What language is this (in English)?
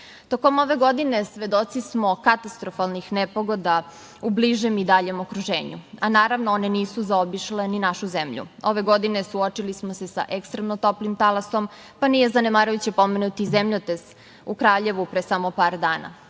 Serbian